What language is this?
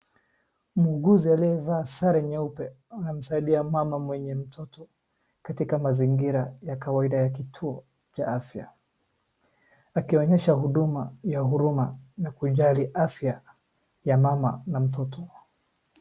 Swahili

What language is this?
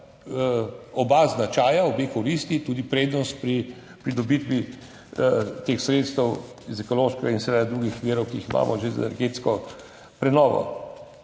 Slovenian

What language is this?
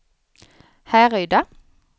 Swedish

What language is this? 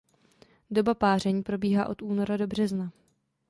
Czech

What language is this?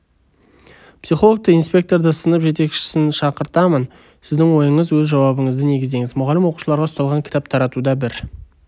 Kazakh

